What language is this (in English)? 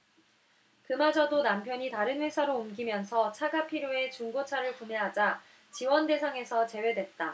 Korean